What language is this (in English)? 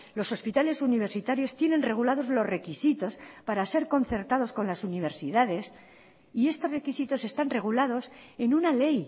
Spanish